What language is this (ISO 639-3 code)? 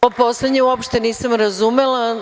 srp